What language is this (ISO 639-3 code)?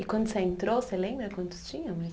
por